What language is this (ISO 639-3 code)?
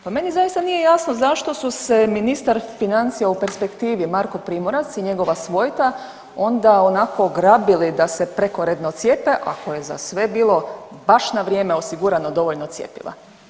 hrv